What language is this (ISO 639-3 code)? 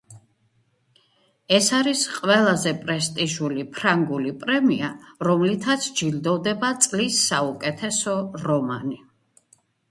kat